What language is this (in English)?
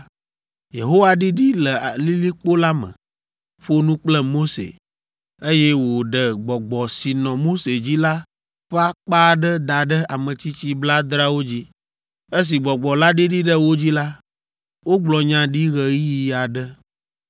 Ewe